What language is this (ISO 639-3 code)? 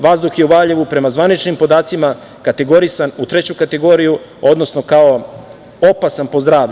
srp